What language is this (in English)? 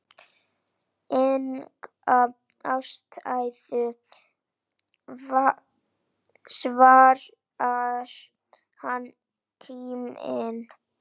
Icelandic